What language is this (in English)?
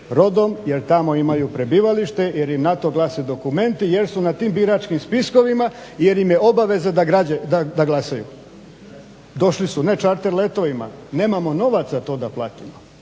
Croatian